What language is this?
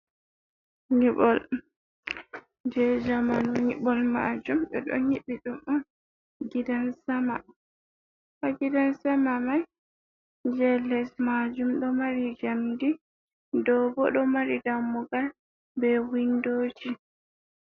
Fula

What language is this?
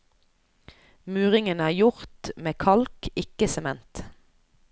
Norwegian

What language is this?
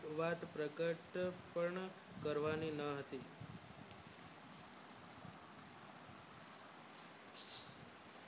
Gujarati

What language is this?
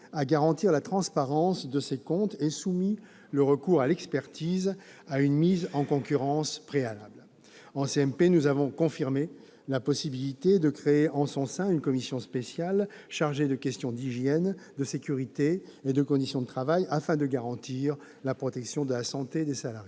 French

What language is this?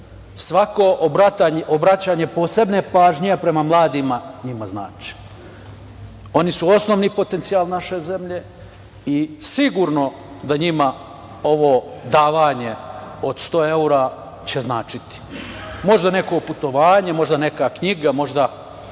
Serbian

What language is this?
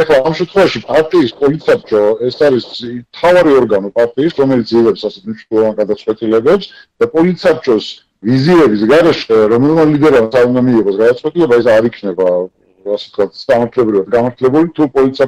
Romanian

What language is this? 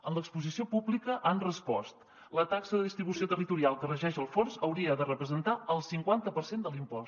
Catalan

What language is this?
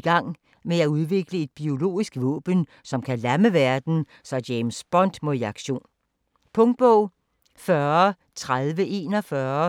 Danish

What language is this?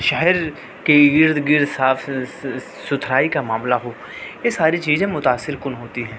Urdu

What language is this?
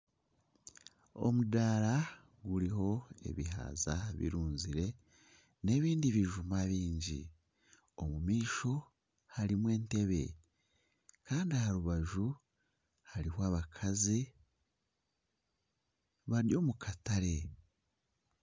Nyankole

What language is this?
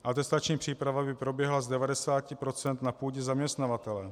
Czech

